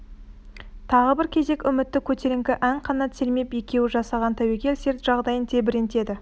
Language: Kazakh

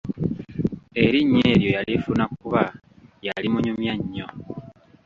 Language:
Ganda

